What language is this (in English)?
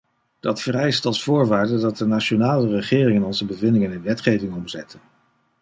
Dutch